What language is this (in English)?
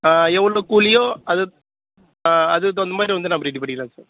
Tamil